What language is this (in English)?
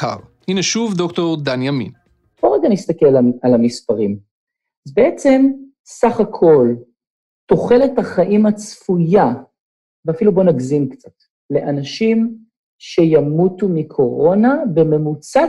Hebrew